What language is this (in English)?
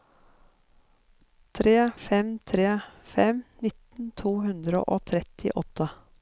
Norwegian